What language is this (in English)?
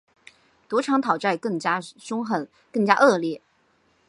Chinese